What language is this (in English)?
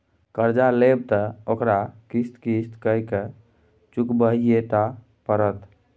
Maithili